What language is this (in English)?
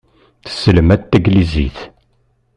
Kabyle